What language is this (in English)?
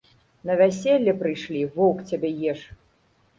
Belarusian